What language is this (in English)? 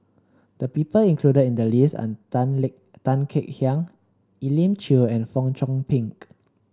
English